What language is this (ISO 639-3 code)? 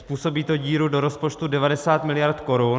ces